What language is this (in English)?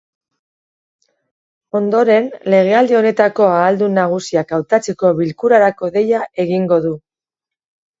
Basque